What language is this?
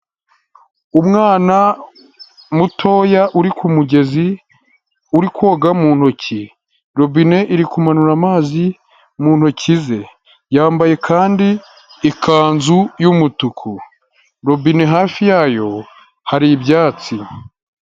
Kinyarwanda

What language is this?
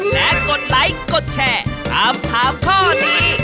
Thai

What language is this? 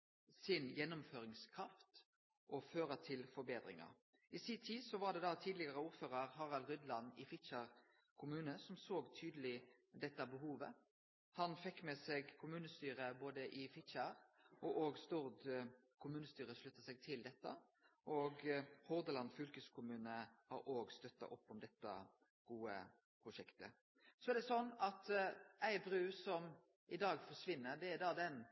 Norwegian Nynorsk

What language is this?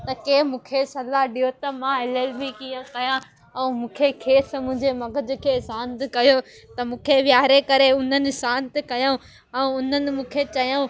Sindhi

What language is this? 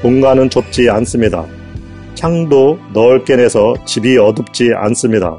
Korean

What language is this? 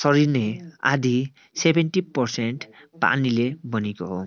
Nepali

